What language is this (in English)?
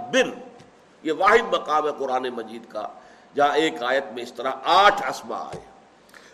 Urdu